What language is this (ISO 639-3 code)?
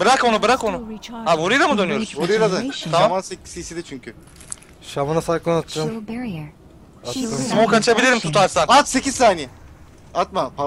tur